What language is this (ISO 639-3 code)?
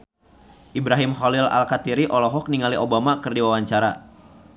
sun